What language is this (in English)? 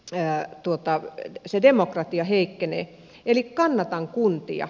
Finnish